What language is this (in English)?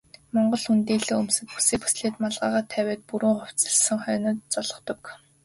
Mongolian